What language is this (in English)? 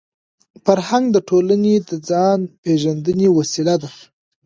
Pashto